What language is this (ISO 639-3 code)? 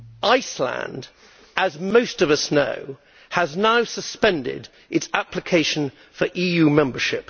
eng